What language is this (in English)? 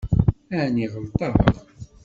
Kabyle